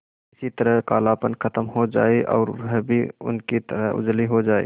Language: Hindi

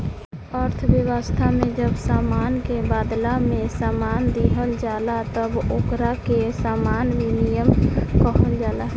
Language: Bhojpuri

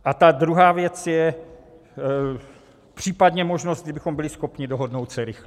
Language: Czech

